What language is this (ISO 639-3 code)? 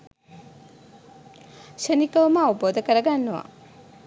sin